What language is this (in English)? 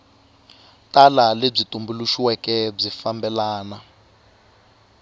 Tsonga